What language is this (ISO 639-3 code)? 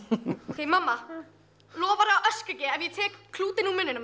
isl